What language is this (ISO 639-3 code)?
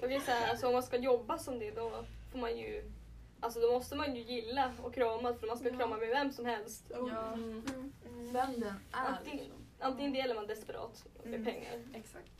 swe